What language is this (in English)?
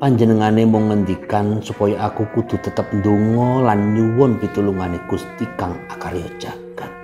Indonesian